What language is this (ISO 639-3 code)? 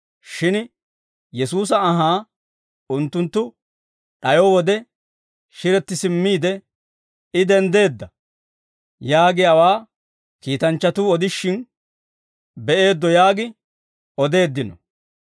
dwr